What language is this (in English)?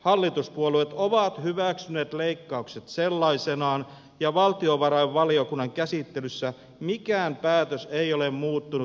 Finnish